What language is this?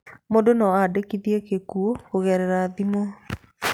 Kikuyu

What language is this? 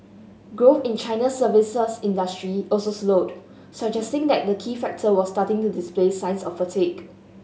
English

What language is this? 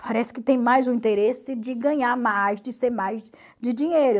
Portuguese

